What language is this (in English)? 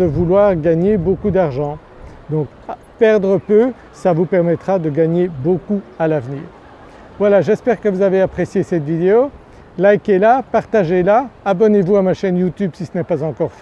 French